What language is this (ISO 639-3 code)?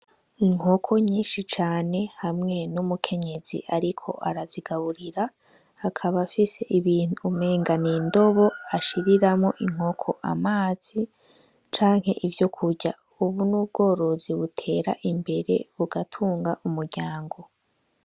run